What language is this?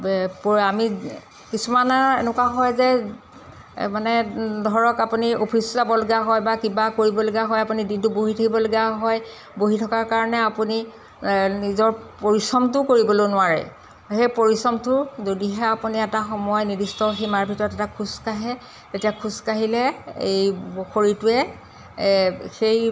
Assamese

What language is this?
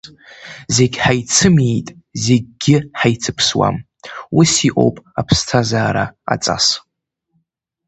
Abkhazian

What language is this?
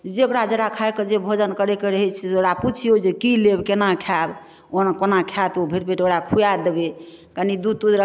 Maithili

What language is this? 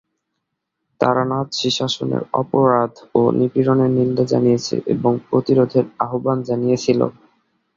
Bangla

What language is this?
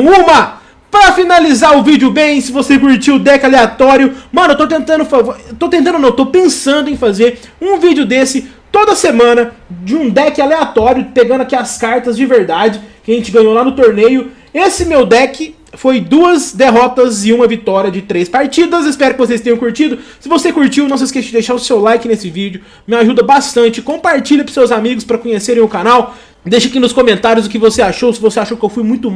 Portuguese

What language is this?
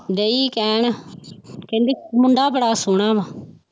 Punjabi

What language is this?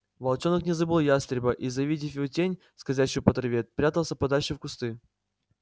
Russian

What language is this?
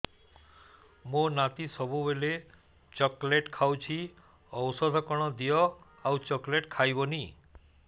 Odia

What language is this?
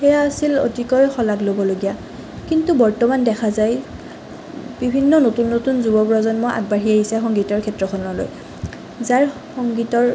Assamese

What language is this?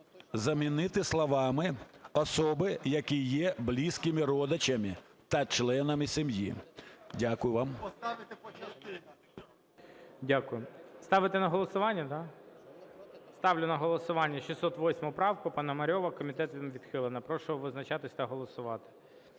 Ukrainian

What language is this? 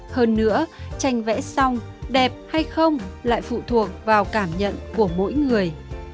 Vietnamese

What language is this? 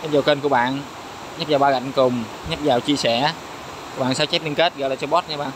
Vietnamese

